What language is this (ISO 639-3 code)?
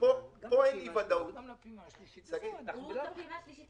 heb